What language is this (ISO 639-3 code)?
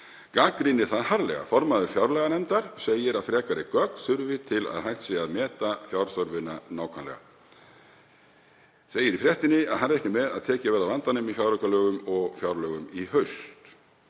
isl